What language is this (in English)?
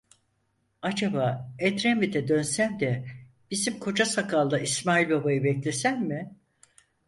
Turkish